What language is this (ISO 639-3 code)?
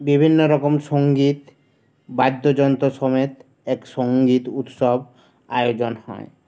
ben